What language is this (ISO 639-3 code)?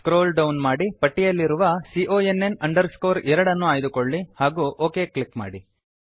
kan